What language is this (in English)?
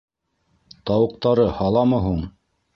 Bashkir